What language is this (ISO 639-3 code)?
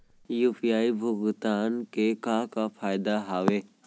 hne